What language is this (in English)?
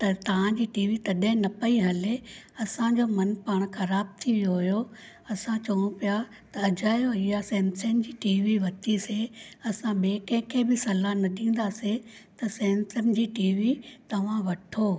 Sindhi